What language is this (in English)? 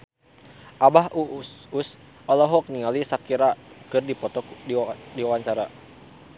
Sundanese